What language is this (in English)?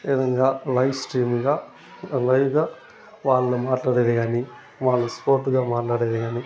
Telugu